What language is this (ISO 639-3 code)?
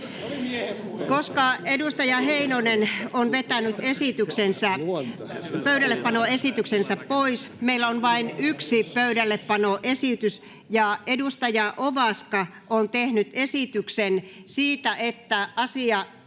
fin